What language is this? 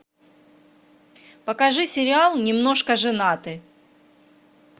Russian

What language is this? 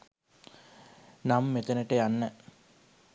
Sinhala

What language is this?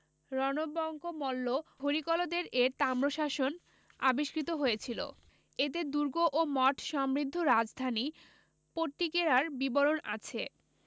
Bangla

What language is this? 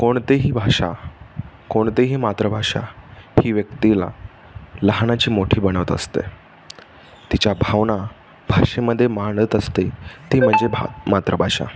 Marathi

